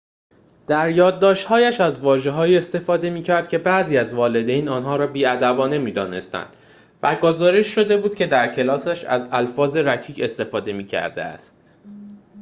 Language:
Persian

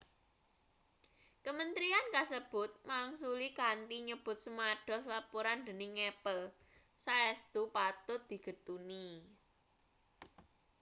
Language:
Javanese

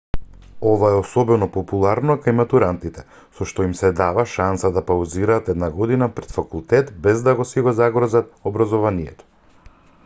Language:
Macedonian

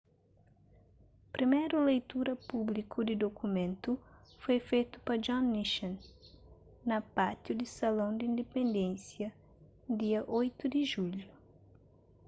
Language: Kabuverdianu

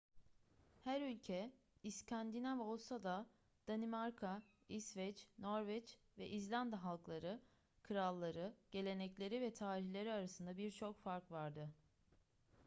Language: Turkish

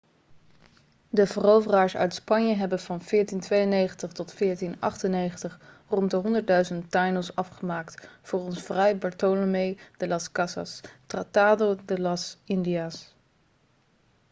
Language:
Dutch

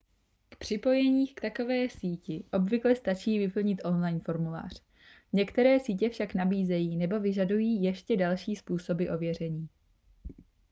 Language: Czech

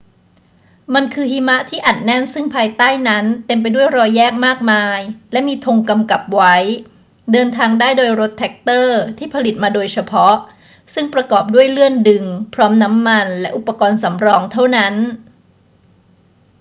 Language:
Thai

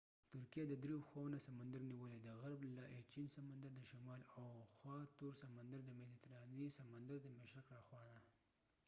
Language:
Pashto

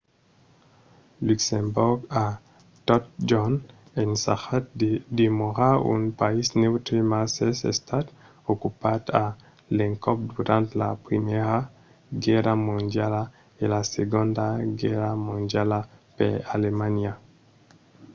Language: Occitan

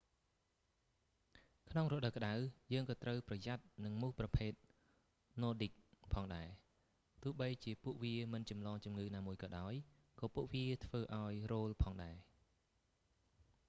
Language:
Khmer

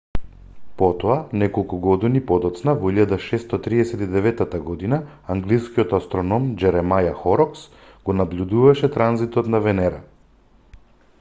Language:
Macedonian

